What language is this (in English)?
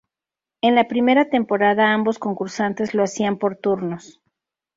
Spanish